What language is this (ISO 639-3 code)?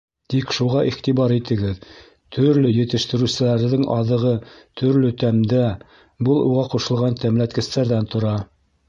bak